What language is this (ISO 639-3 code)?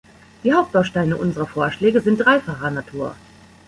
deu